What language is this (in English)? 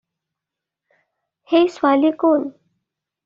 Assamese